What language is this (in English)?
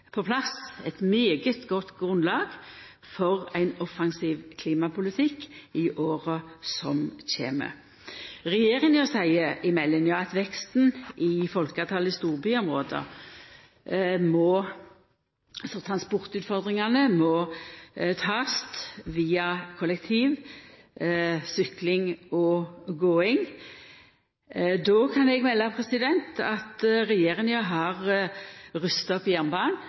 Norwegian Nynorsk